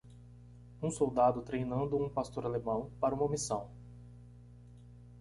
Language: Portuguese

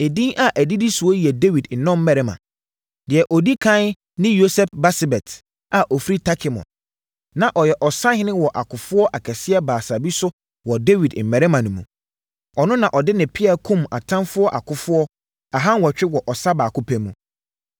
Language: Akan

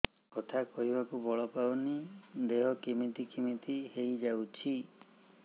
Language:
Odia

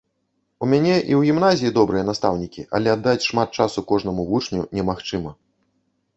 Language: Belarusian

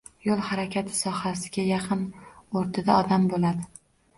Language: Uzbek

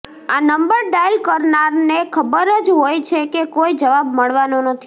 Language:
Gujarati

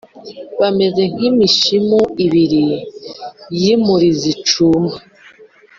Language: Kinyarwanda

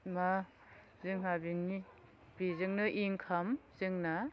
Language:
Bodo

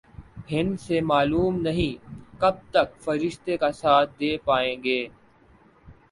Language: Urdu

